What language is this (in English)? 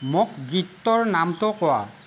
Assamese